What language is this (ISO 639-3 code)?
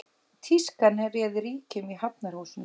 isl